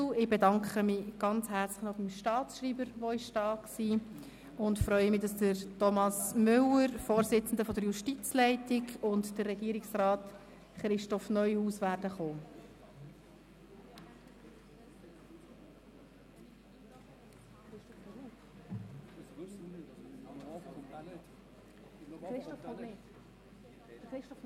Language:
Swiss German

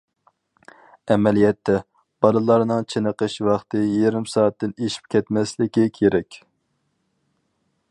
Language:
Uyghur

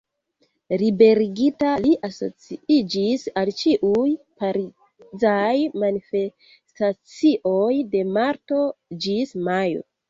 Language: Esperanto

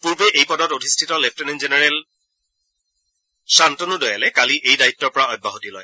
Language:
Assamese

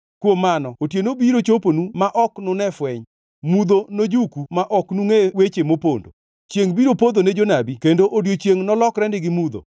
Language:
Luo (Kenya and Tanzania)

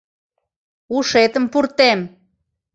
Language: Mari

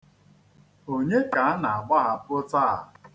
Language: Igbo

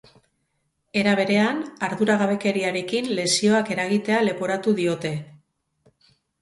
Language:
Basque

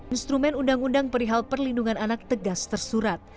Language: Indonesian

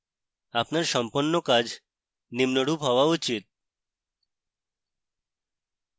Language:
Bangla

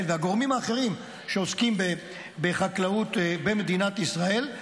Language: Hebrew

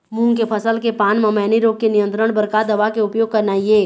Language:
Chhattisgarhi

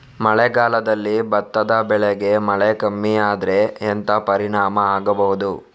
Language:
Kannada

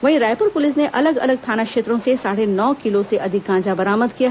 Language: Hindi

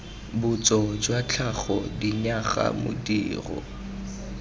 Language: Tswana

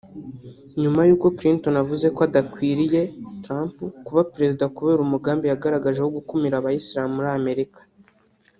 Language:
Kinyarwanda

